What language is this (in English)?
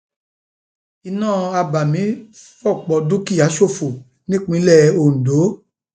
Yoruba